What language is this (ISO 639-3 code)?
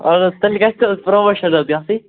kas